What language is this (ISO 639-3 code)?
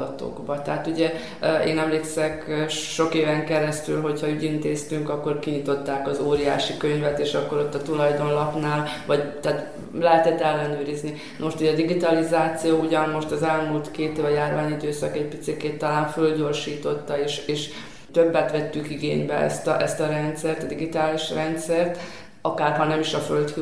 hun